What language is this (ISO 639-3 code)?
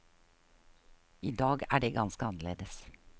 nor